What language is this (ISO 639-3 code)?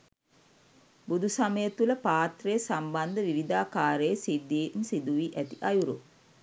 sin